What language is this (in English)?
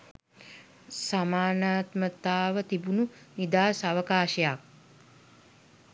Sinhala